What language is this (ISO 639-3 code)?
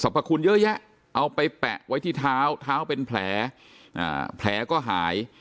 tha